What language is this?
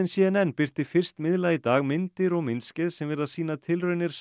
Icelandic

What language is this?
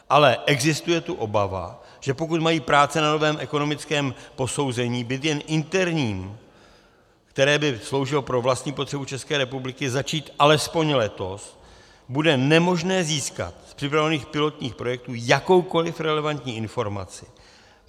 Czech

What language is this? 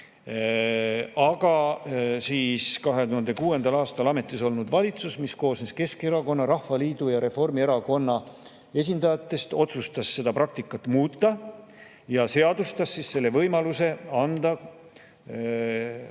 Estonian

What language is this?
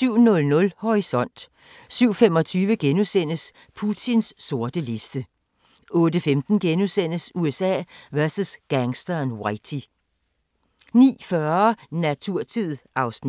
Danish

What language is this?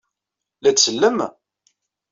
Kabyle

